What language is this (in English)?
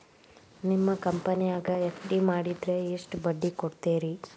Kannada